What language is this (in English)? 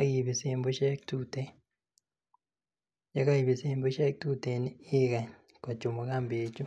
Kalenjin